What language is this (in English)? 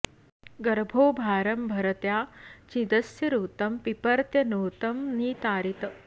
Sanskrit